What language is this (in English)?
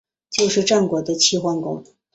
Chinese